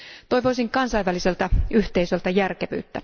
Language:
Finnish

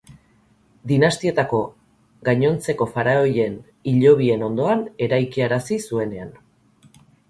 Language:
Basque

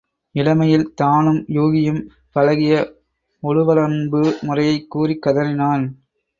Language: Tamil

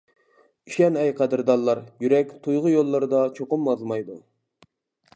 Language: Uyghur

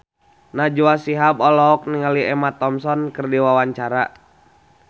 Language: Sundanese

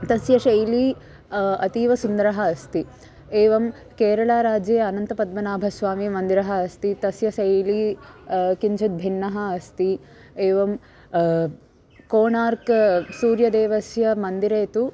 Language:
Sanskrit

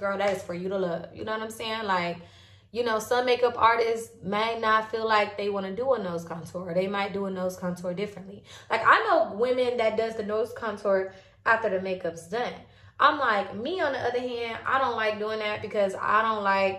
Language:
English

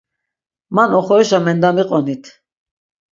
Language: Laz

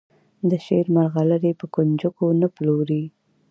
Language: Pashto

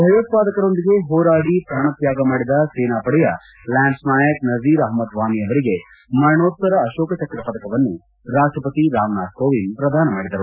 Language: Kannada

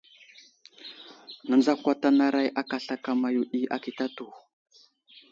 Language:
Wuzlam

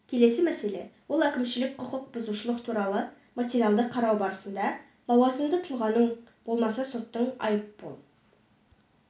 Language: Kazakh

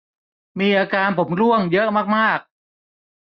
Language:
Thai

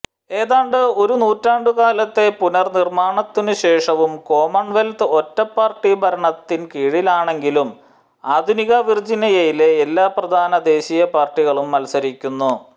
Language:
Malayalam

